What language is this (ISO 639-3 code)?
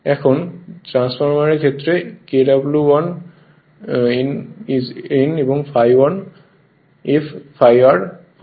ben